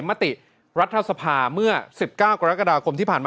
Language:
Thai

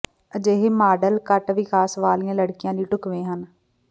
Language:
Punjabi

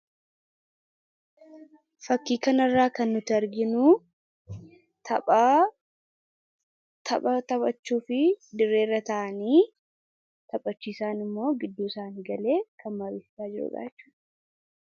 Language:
Oromo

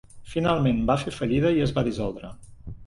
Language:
Catalan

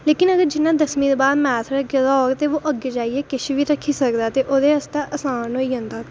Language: Dogri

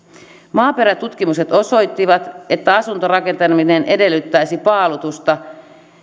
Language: Finnish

